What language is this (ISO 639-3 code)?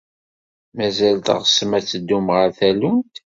kab